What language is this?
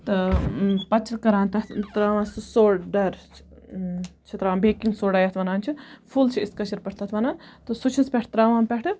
Kashmiri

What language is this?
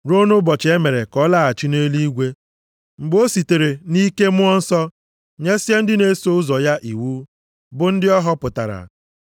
Igbo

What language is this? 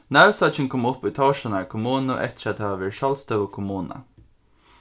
Faroese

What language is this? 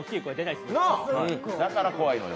Japanese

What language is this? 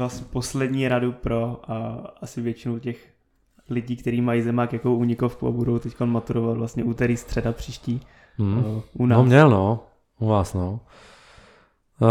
Czech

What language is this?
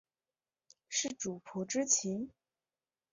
Chinese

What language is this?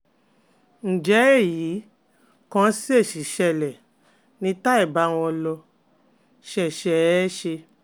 Yoruba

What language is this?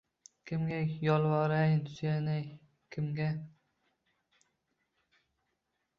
Uzbek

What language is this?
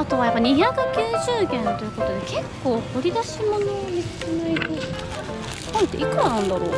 Japanese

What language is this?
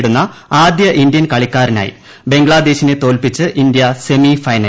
Malayalam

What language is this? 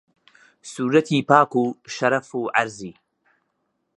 Central Kurdish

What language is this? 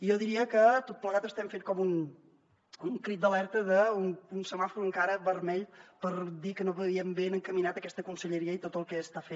Catalan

